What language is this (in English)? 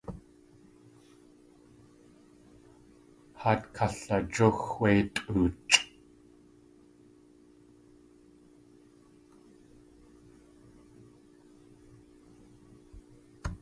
Tlingit